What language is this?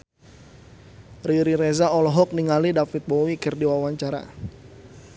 Sundanese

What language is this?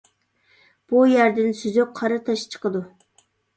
Uyghur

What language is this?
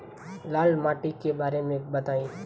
Bhojpuri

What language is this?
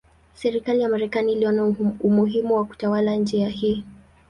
Swahili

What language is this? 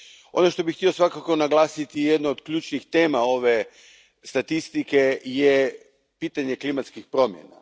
Croatian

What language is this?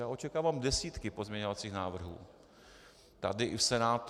Czech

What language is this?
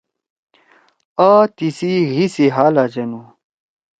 Torwali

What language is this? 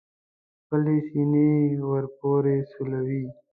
Pashto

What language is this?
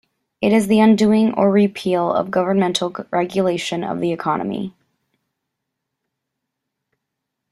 English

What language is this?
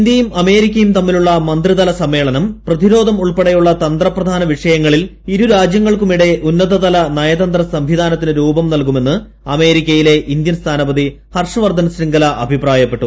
Malayalam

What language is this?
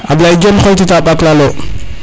Serer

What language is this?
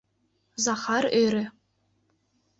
Mari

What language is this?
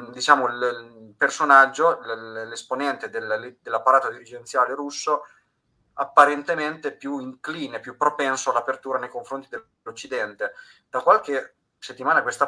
Italian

